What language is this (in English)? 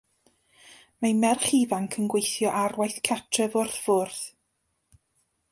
Welsh